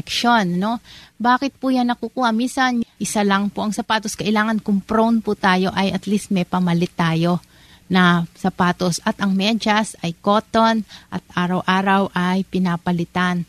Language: Filipino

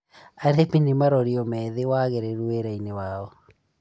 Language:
Kikuyu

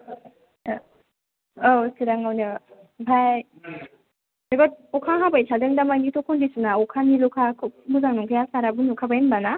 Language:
Bodo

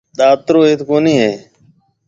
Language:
Marwari (Pakistan)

